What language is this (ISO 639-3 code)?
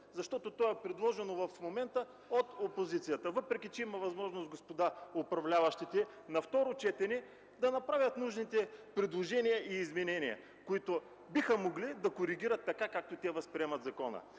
bul